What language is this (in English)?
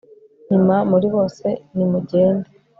Kinyarwanda